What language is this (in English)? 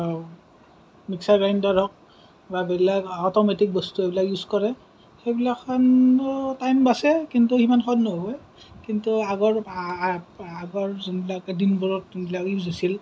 Assamese